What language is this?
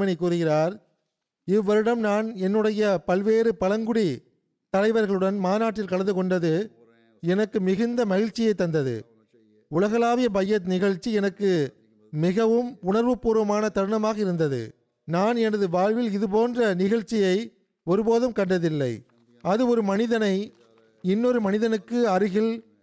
Tamil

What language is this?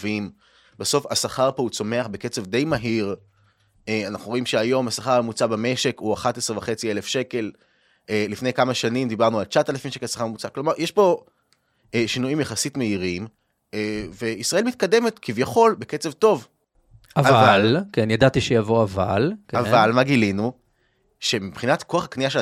Hebrew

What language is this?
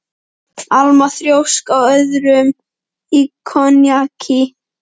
Icelandic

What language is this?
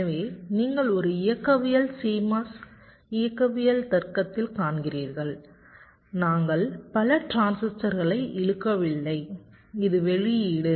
Tamil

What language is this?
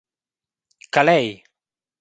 Romansh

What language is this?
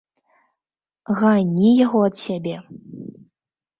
Belarusian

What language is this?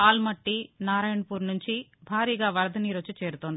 Telugu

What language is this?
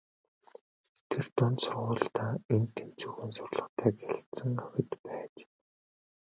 Mongolian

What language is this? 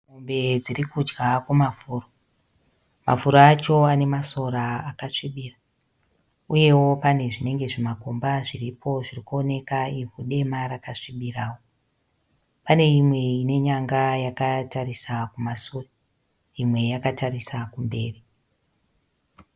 Shona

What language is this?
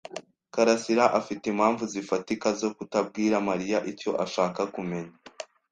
Kinyarwanda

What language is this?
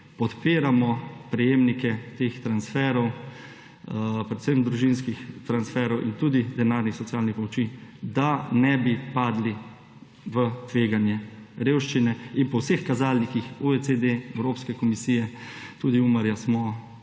Slovenian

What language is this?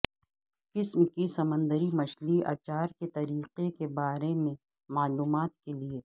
Urdu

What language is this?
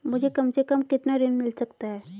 Hindi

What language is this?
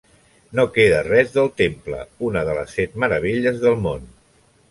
Catalan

